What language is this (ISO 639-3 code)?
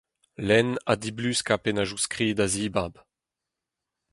bre